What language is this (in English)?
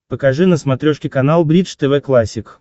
Russian